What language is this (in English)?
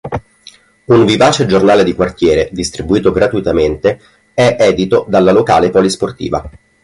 Italian